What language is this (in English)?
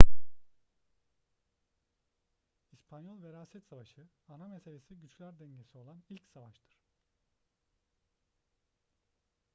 Turkish